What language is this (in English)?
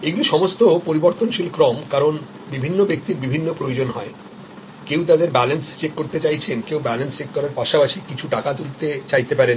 Bangla